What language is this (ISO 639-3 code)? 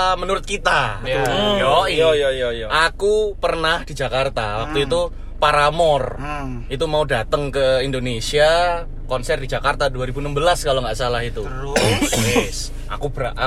ind